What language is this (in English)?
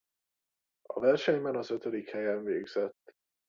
Hungarian